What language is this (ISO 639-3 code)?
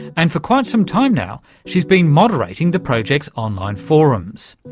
eng